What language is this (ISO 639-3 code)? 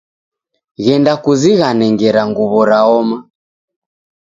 dav